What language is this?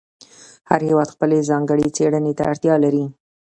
Pashto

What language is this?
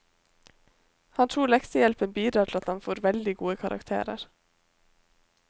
Norwegian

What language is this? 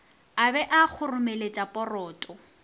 Northern Sotho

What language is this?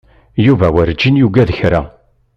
Kabyle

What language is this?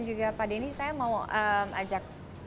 Indonesian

